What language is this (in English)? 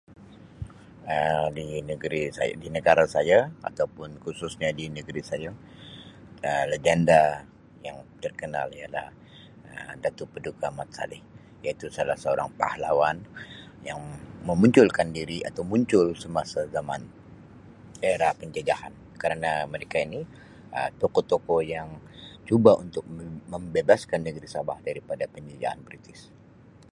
Sabah Malay